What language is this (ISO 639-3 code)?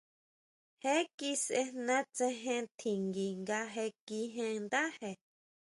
mau